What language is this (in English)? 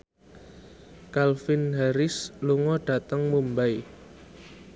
Javanese